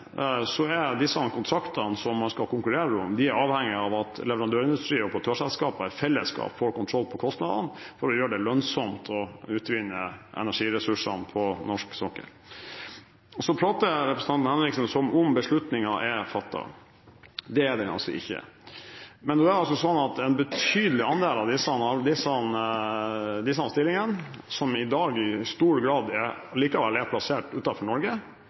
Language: Norwegian Bokmål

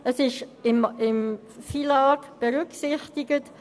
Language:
Swiss German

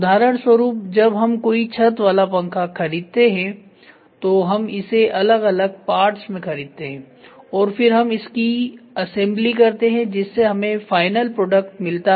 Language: Hindi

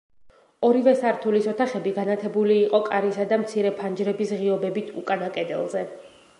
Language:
Georgian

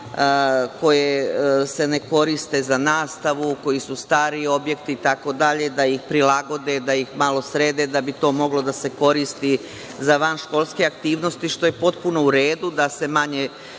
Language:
Serbian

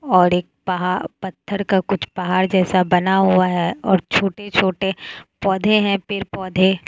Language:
Hindi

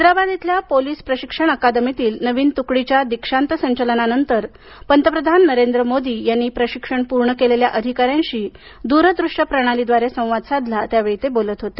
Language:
Marathi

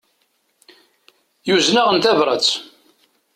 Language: Kabyle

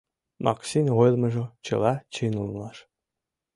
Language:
Mari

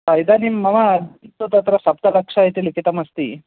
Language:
Sanskrit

